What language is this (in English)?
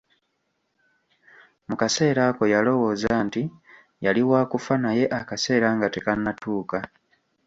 Ganda